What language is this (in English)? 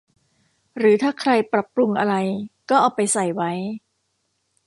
Thai